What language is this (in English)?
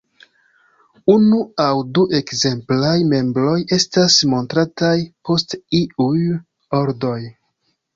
Esperanto